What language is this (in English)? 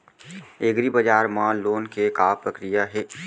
Chhattisgarhi